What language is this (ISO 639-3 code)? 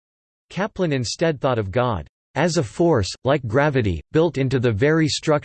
eng